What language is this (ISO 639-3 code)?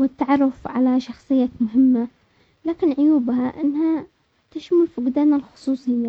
acx